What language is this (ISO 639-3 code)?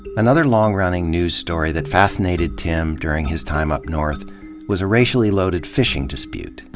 eng